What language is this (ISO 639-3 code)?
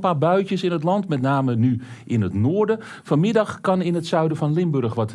nld